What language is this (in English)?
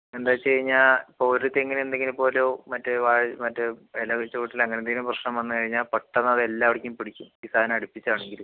Malayalam